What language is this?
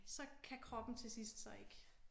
Danish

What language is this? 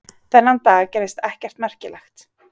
Icelandic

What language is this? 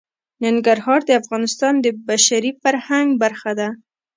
Pashto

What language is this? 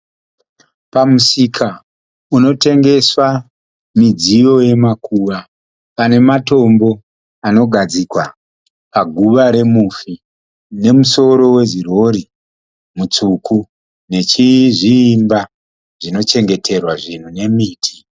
Shona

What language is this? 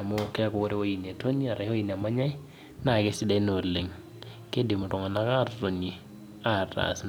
Masai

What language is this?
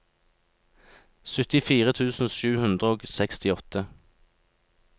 Norwegian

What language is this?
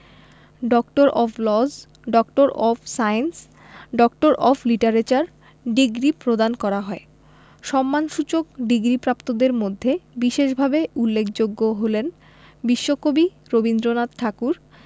Bangla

